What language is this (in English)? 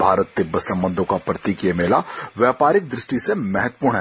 Hindi